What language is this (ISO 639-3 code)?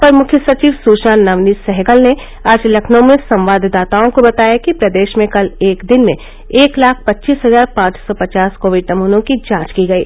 hin